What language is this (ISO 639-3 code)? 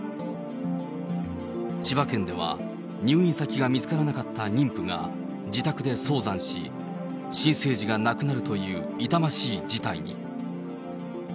jpn